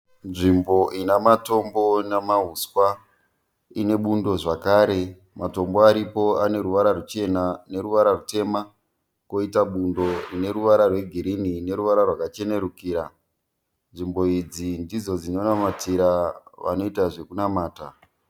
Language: Shona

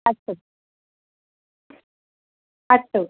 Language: Sanskrit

